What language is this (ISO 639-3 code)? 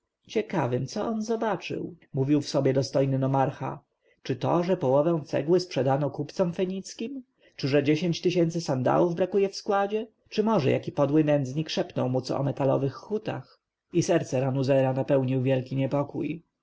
pol